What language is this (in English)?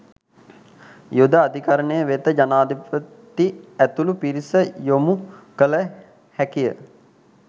Sinhala